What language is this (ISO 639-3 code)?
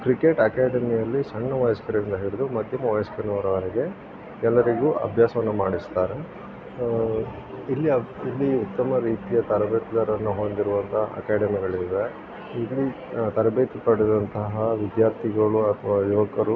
kan